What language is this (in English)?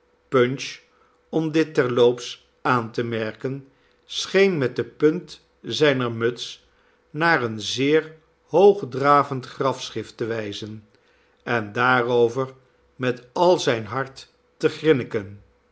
Dutch